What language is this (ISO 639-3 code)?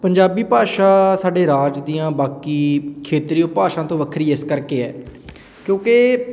pan